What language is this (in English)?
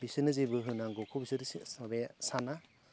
Bodo